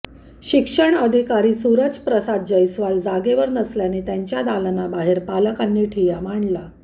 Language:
Marathi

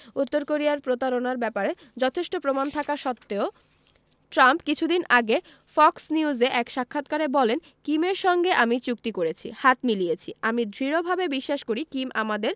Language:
Bangla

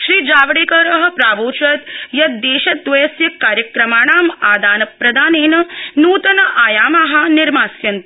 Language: Sanskrit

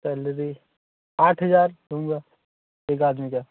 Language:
Hindi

